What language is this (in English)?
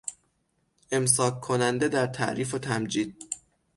Persian